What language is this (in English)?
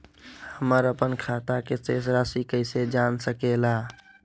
Magahi